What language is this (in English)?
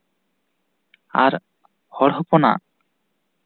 Santali